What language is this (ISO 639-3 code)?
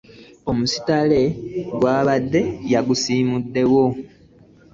lug